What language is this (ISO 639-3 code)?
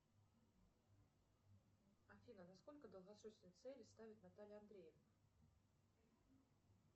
rus